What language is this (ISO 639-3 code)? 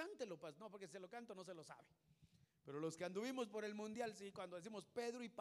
spa